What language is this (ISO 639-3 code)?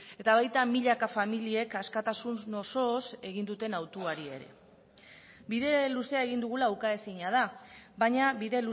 eus